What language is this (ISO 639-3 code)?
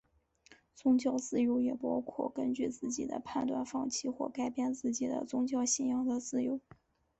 zho